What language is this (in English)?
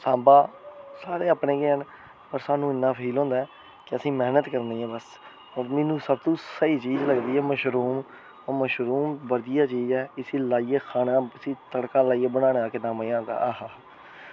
Dogri